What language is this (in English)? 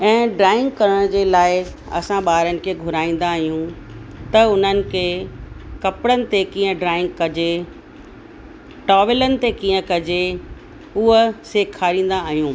Sindhi